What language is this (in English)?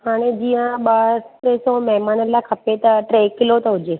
Sindhi